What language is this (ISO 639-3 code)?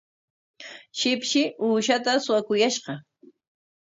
qwa